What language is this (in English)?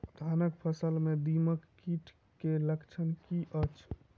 Maithili